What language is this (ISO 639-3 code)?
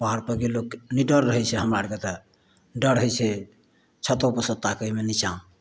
mai